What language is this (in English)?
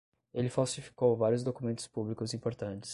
Portuguese